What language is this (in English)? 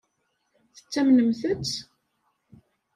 Kabyle